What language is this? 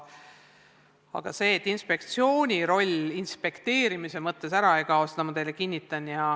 Estonian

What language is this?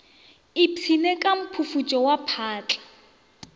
Northern Sotho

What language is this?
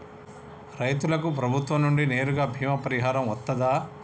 Telugu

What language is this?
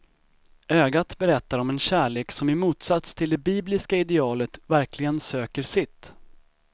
Swedish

